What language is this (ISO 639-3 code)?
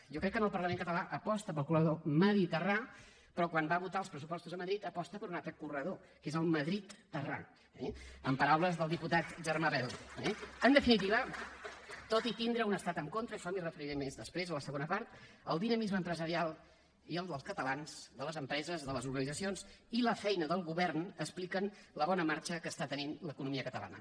cat